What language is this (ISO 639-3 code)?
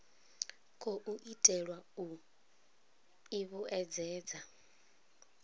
ven